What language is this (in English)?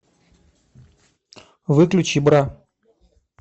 Russian